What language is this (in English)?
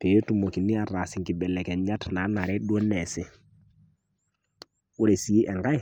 Masai